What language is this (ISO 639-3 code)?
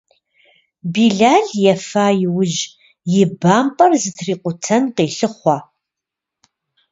kbd